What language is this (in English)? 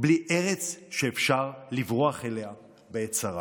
Hebrew